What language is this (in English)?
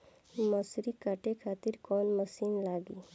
Bhojpuri